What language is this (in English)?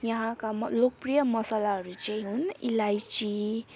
Nepali